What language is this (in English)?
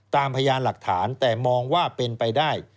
Thai